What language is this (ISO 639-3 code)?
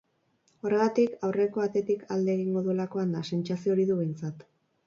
eus